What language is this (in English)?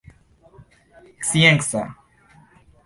Esperanto